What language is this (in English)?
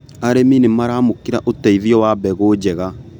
Kikuyu